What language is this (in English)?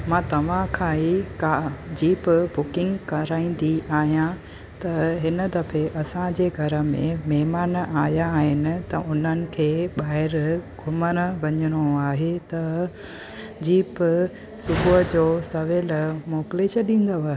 Sindhi